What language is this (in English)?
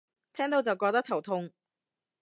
Cantonese